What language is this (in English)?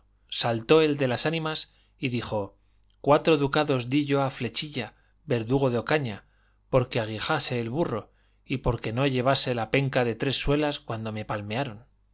Spanish